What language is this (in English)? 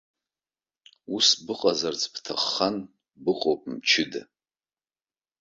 Abkhazian